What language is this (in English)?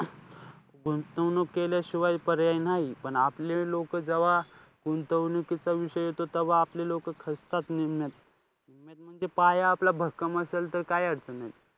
Marathi